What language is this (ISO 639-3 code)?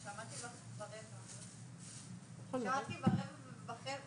heb